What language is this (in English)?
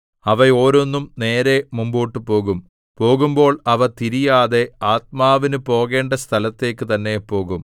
Malayalam